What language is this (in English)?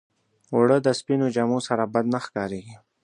Pashto